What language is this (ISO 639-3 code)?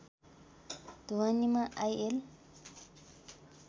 nep